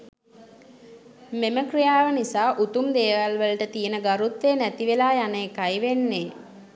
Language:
Sinhala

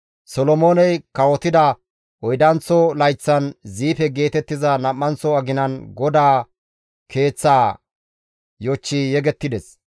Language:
Gamo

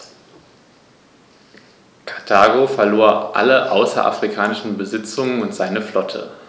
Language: German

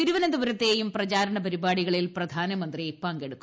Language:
Malayalam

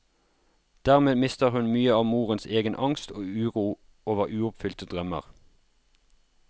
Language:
Norwegian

